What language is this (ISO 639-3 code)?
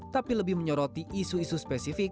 ind